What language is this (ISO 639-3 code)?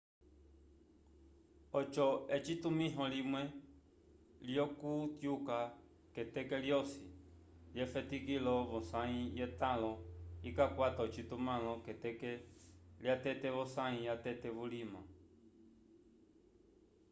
umb